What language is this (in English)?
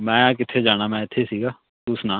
Punjabi